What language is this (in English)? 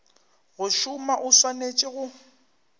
Northern Sotho